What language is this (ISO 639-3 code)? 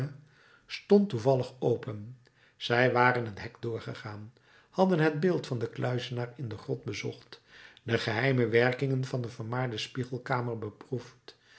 nld